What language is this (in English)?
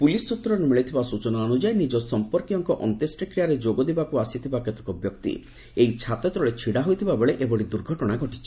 Odia